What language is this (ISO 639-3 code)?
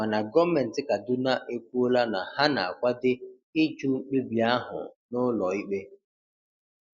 ibo